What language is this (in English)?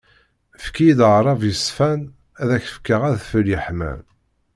Kabyle